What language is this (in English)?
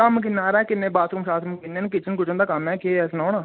Dogri